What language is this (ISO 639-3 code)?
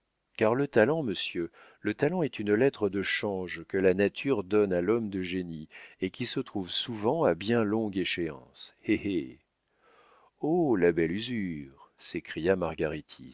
fra